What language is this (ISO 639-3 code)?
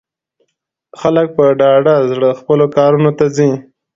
pus